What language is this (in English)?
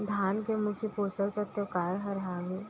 Chhattisgarhi